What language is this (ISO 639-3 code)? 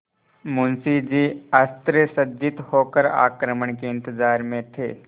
hin